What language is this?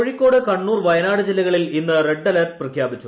Malayalam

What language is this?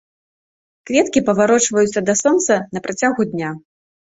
Belarusian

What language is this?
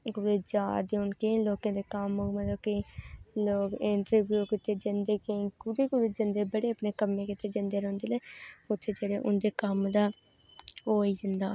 Dogri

